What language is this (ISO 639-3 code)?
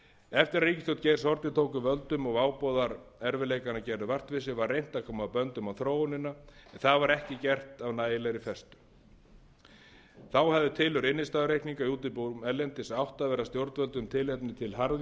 isl